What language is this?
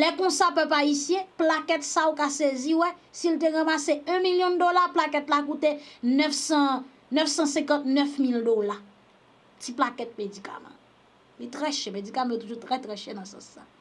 French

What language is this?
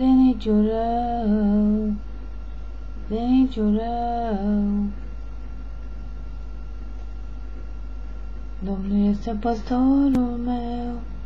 Romanian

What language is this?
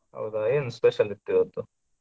Kannada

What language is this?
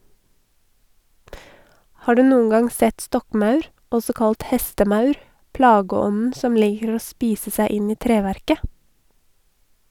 Norwegian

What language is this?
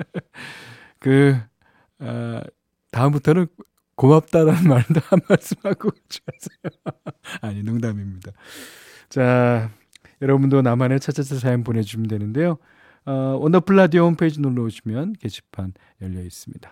Korean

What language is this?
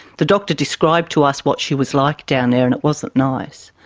English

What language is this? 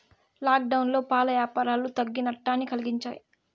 Telugu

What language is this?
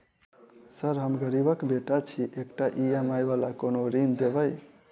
Maithili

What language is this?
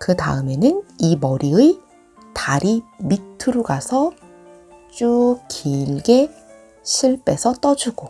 Korean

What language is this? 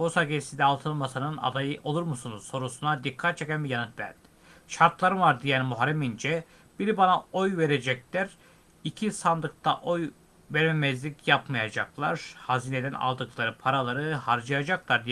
Turkish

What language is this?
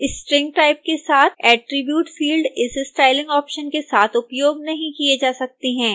Hindi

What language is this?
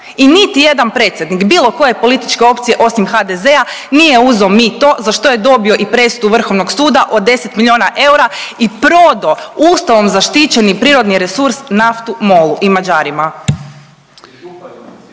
Croatian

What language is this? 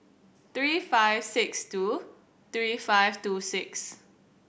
English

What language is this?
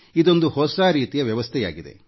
Kannada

